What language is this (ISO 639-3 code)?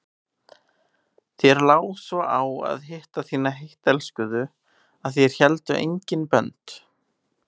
isl